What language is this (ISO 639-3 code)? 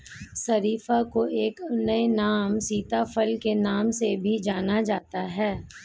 hin